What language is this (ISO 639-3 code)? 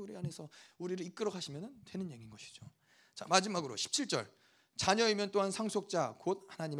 kor